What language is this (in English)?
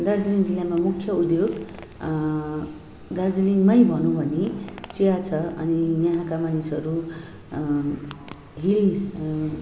Nepali